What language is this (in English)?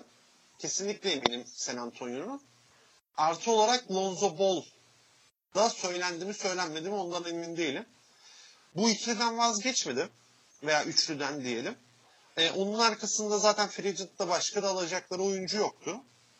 Turkish